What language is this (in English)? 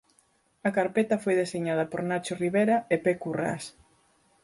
Galician